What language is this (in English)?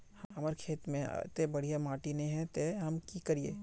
Magahi